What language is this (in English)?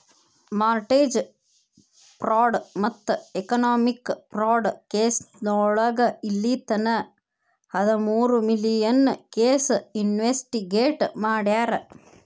Kannada